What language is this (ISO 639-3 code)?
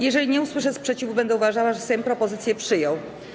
pol